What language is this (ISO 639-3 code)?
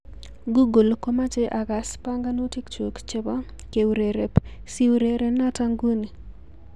kln